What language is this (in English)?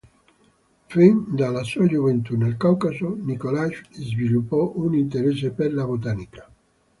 Italian